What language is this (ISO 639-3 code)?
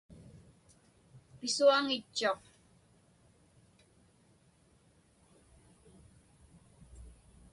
ipk